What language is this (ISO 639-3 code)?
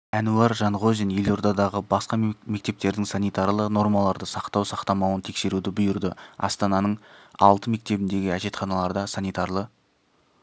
kaz